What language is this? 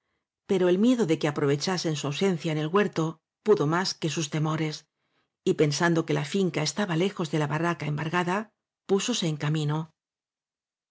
Spanish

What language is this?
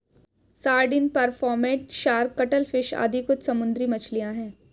Hindi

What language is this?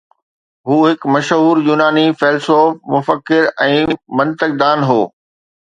Sindhi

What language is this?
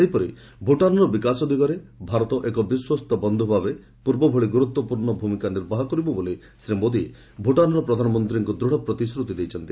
Odia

